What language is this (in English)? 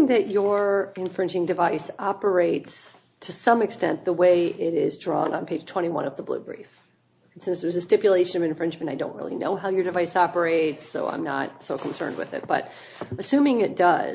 English